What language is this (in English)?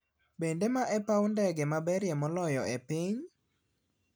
Luo (Kenya and Tanzania)